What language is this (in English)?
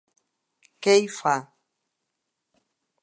Catalan